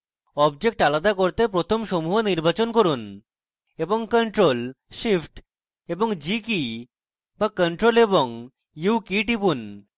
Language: Bangla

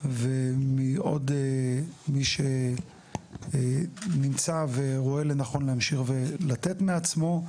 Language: Hebrew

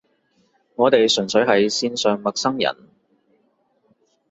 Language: Cantonese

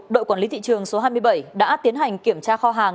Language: Vietnamese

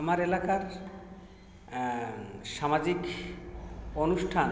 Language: Bangla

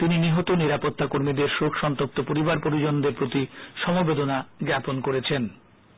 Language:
Bangla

